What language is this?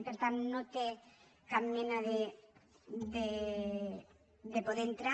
Catalan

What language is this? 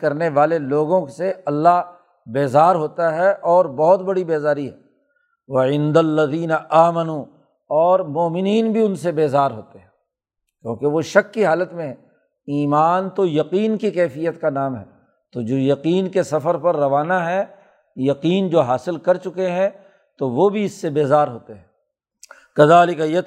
Urdu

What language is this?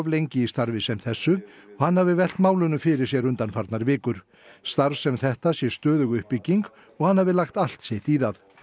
Icelandic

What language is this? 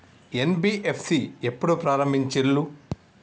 Telugu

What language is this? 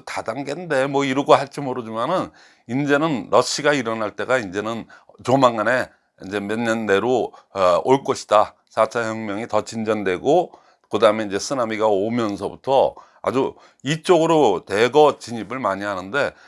Korean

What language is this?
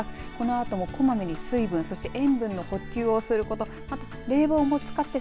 Japanese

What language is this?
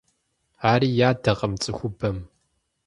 Kabardian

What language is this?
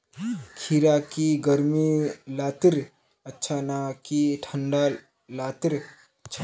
Magahi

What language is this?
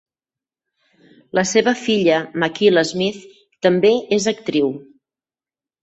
Catalan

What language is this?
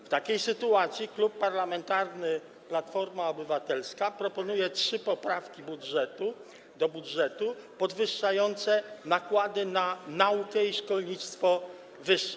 Polish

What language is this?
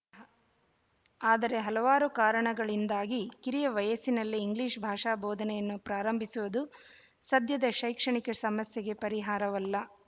Kannada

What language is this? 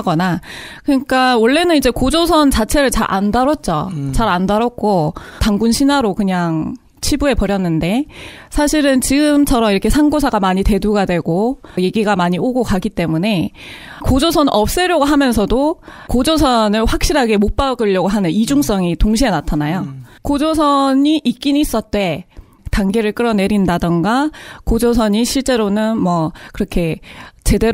Korean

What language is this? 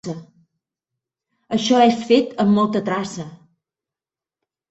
Catalan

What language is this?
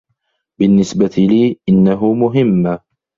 Arabic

